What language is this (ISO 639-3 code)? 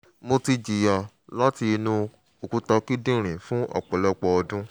yor